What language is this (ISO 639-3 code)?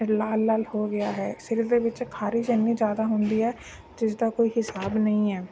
pan